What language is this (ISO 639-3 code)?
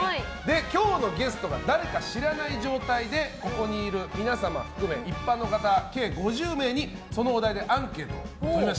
jpn